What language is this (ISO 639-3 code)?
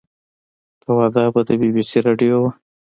pus